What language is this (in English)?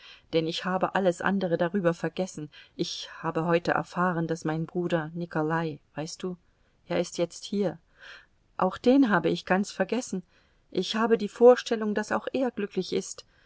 German